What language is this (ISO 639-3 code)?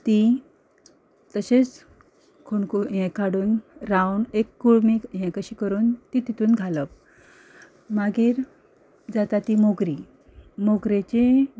kok